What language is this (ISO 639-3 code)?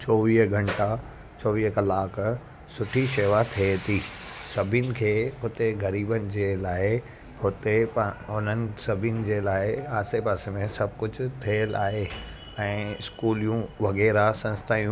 snd